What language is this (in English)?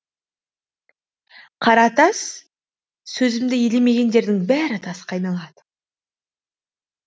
Kazakh